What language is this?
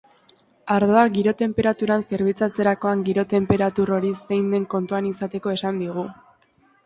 Basque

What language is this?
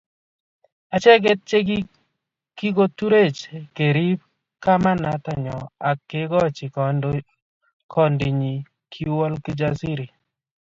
Kalenjin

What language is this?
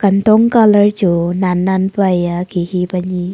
Wancho Naga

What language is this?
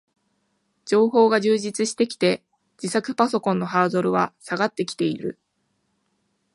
Japanese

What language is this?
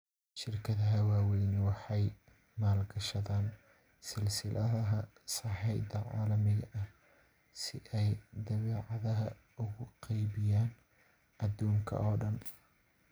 Somali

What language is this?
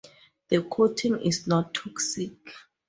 English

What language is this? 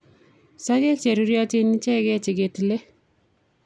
Kalenjin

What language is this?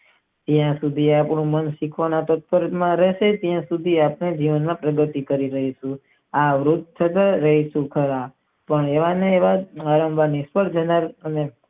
Gujarati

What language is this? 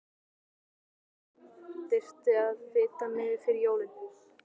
Icelandic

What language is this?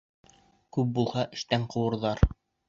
Bashkir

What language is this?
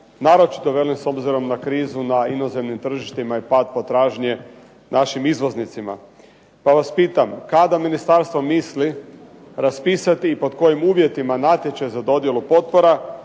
Croatian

